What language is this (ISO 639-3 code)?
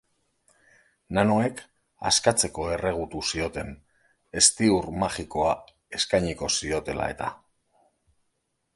eus